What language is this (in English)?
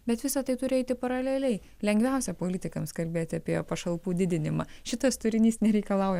Lithuanian